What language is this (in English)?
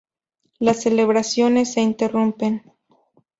Spanish